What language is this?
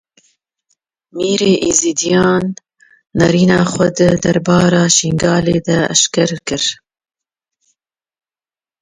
Kurdish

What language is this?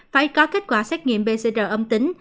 Vietnamese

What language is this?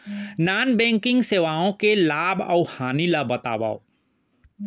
Chhattisgarhi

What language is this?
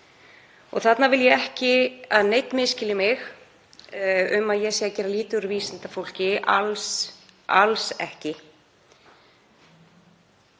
Icelandic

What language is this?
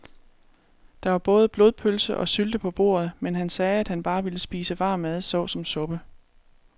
Danish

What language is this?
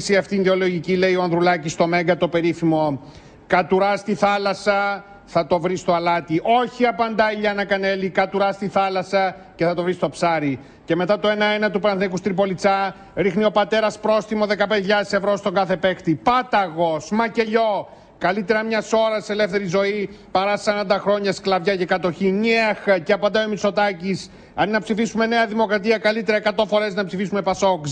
Greek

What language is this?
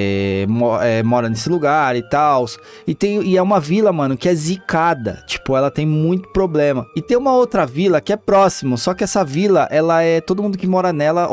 Portuguese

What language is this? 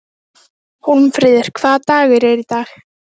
Icelandic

